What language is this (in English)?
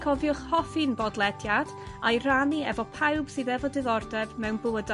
Welsh